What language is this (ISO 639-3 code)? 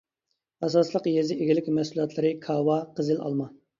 uig